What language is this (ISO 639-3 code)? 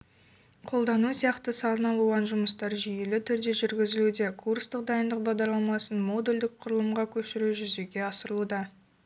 kaz